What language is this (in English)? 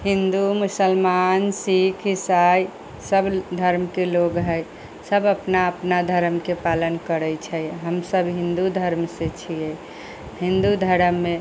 Maithili